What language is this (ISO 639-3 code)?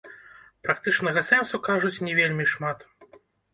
bel